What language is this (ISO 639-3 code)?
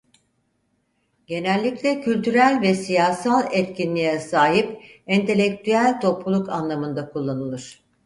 tur